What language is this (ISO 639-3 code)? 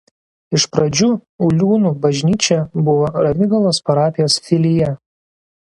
lit